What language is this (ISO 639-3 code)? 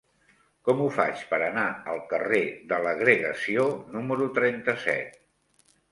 cat